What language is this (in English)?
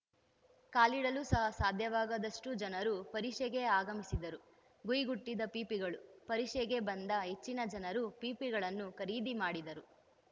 Kannada